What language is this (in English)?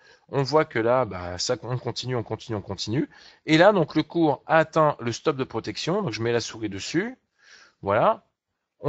French